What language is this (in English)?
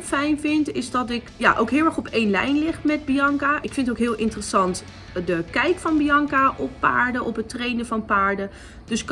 Dutch